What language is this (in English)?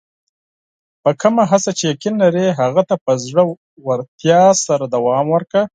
Pashto